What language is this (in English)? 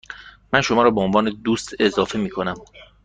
Persian